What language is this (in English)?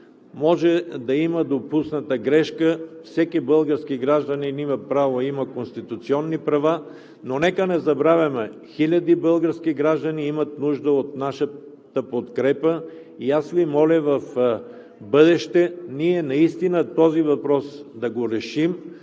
Bulgarian